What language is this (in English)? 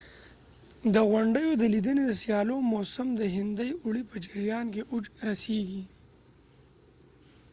Pashto